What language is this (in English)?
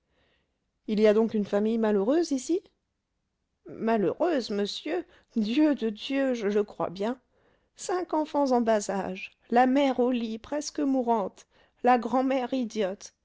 French